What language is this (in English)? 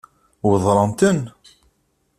Kabyle